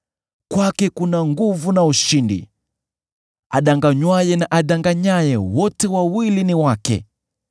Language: Swahili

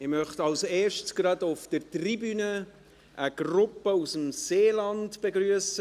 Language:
Swiss German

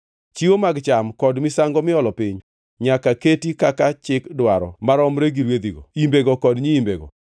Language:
Luo (Kenya and Tanzania)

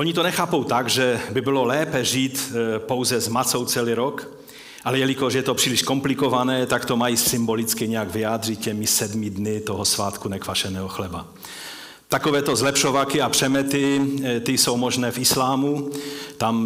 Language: Czech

